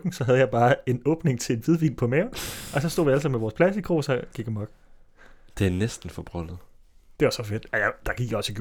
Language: Danish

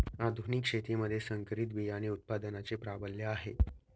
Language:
Marathi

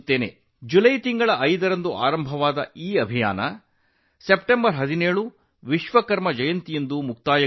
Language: Kannada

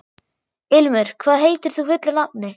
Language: Icelandic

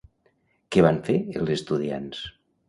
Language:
Catalan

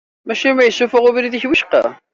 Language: Kabyle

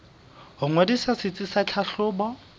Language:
Southern Sotho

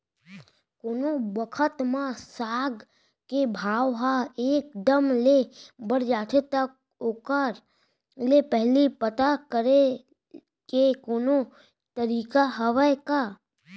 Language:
Chhattisgarhi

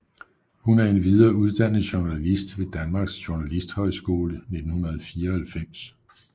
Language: Danish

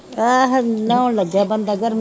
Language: Punjabi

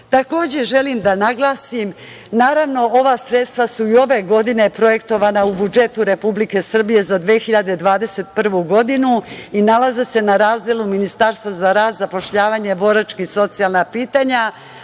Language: Serbian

